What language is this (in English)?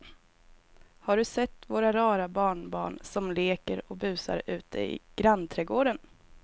Swedish